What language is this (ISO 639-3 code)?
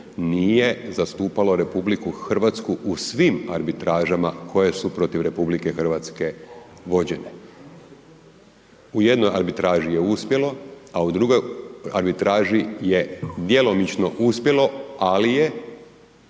hrv